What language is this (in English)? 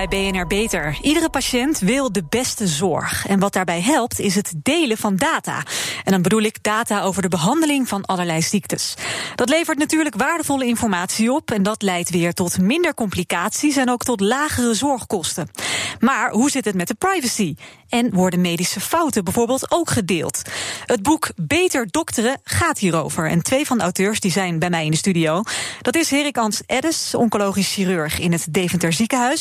Dutch